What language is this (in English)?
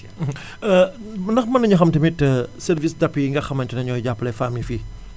Wolof